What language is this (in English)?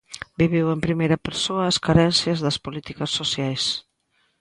Galician